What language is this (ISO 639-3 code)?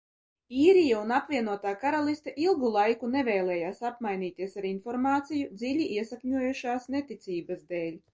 lav